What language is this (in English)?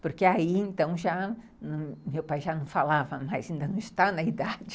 Portuguese